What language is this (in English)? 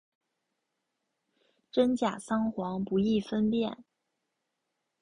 Chinese